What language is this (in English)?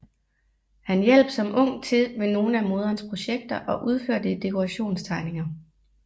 Danish